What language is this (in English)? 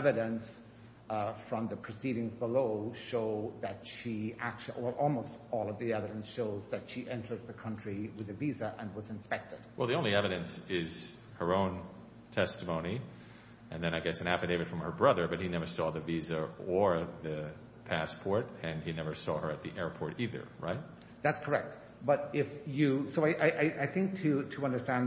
English